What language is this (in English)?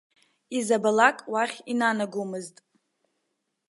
Abkhazian